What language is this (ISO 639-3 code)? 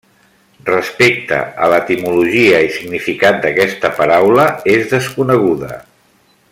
cat